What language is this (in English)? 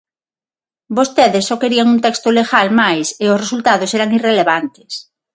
Galician